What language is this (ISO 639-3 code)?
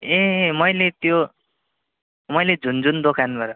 nep